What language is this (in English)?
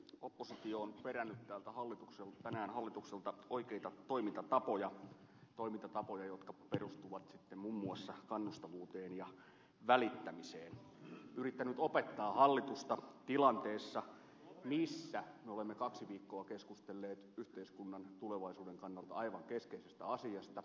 Finnish